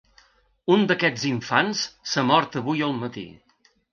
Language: Catalan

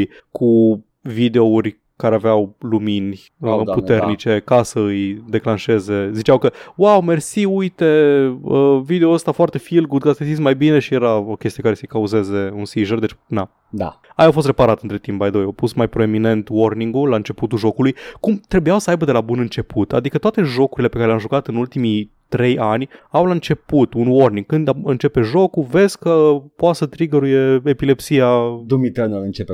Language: Romanian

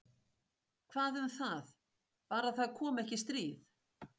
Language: Icelandic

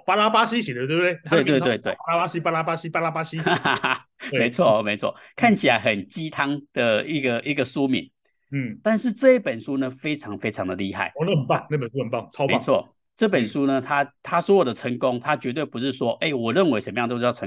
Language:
Chinese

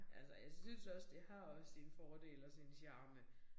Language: Danish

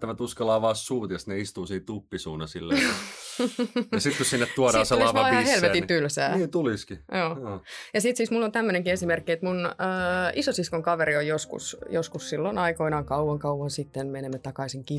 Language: Finnish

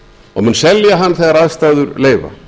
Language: Icelandic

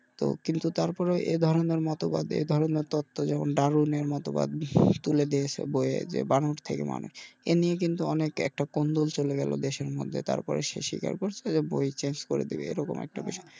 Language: Bangla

